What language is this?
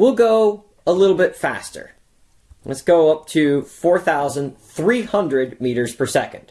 English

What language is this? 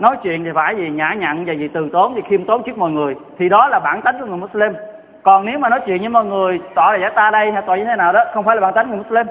Vietnamese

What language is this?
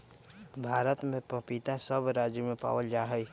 Magahi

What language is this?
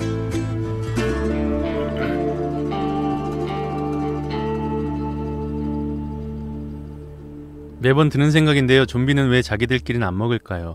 Korean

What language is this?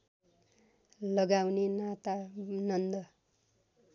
Nepali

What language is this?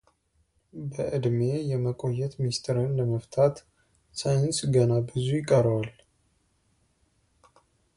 Amharic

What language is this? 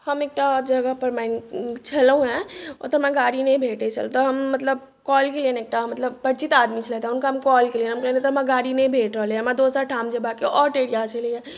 Maithili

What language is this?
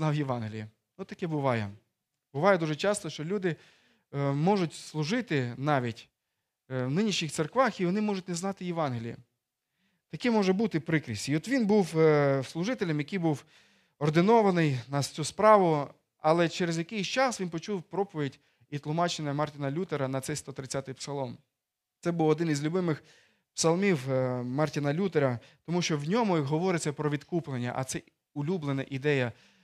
Ukrainian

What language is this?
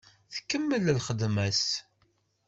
Kabyle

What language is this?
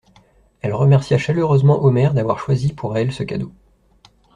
French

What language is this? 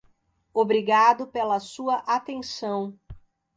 Portuguese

